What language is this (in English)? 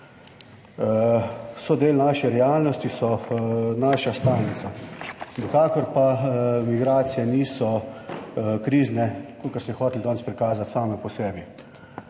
Slovenian